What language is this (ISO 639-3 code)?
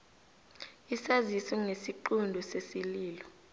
nbl